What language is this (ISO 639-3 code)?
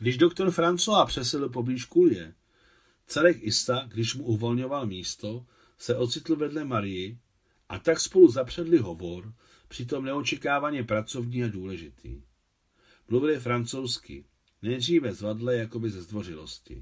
ces